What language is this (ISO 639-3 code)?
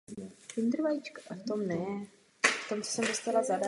ces